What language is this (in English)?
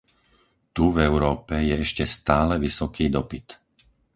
Slovak